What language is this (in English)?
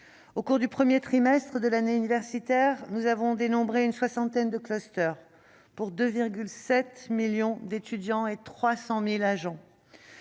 French